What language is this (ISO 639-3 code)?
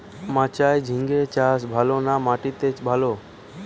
ben